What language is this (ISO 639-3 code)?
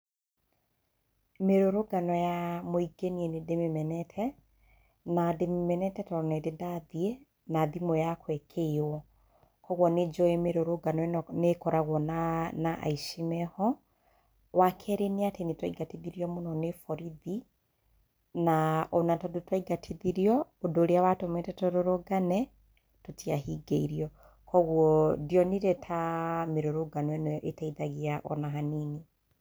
kik